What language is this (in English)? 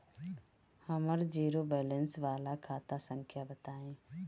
Bhojpuri